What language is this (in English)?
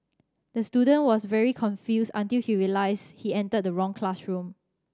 English